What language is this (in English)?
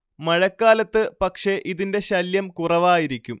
Malayalam